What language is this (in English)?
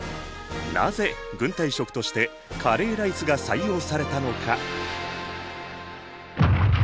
Japanese